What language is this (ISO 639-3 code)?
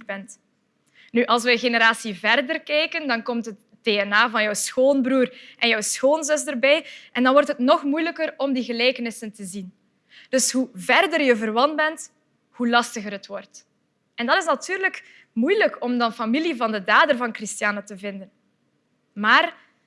nld